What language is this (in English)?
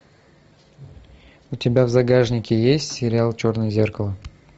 Russian